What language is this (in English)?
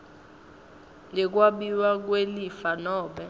Swati